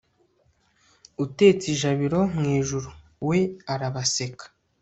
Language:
Kinyarwanda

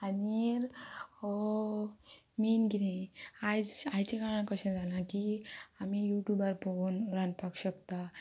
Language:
Konkani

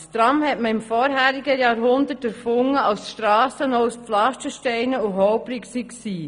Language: Swiss German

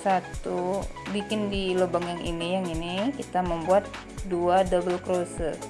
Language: Indonesian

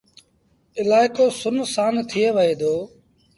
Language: Sindhi Bhil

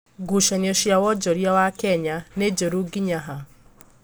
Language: Kikuyu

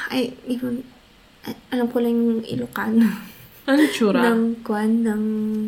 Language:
Filipino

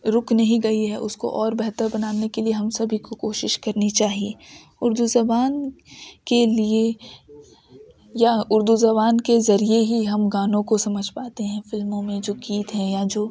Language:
Urdu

